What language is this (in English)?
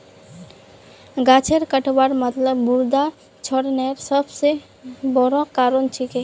Magahi